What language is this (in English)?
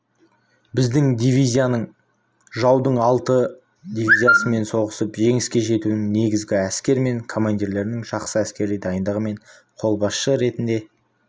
Kazakh